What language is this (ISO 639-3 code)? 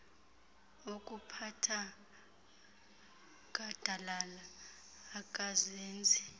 xho